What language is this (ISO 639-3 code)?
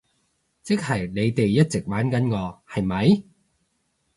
yue